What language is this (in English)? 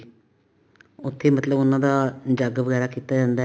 Punjabi